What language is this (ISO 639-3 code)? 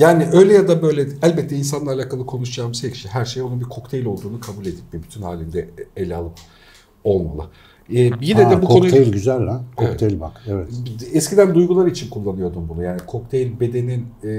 tur